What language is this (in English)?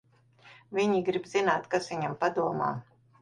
Latvian